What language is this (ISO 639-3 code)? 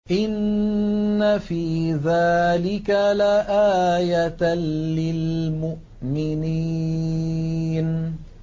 ara